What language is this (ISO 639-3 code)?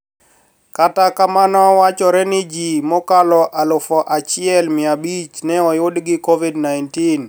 luo